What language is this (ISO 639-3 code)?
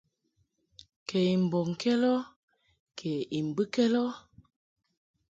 mhk